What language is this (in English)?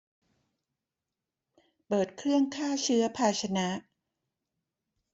Thai